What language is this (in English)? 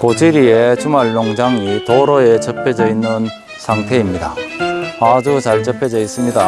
Korean